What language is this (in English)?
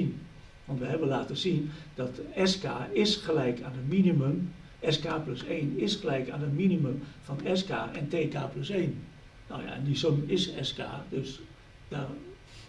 Dutch